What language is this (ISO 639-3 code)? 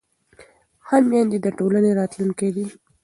pus